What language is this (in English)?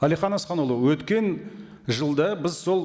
Kazakh